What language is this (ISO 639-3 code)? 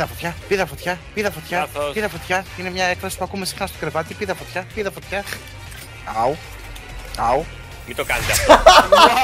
ell